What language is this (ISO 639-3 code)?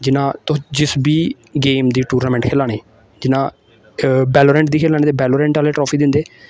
doi